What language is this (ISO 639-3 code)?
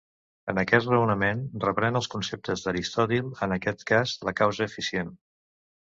cat